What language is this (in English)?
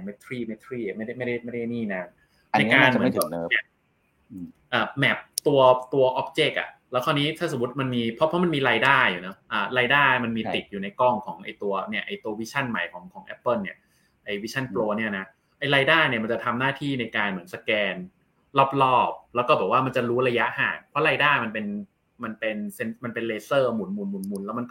Thai